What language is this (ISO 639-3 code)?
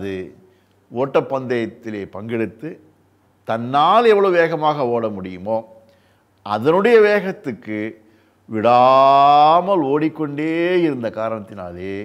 jpn